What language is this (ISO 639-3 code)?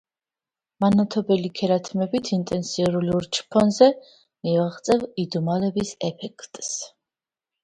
kat